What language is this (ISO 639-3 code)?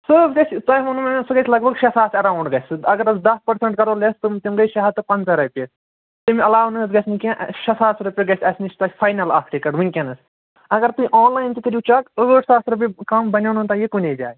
kas